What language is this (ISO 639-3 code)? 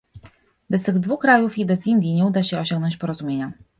pol